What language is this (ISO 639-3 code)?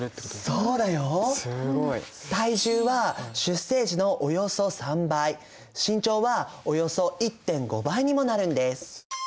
jpn